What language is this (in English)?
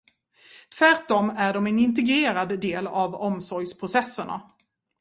Swedish